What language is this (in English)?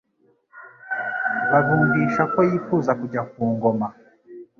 Kinyarwanda